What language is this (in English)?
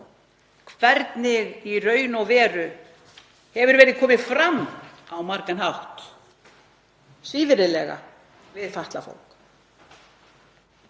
Icelandic